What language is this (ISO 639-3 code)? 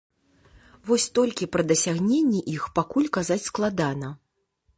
bel